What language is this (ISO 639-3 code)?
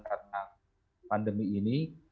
ind